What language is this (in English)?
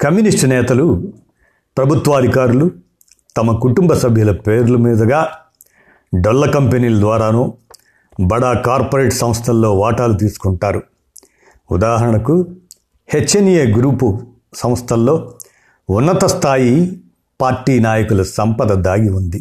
Telugu